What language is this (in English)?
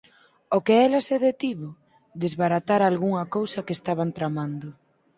Galician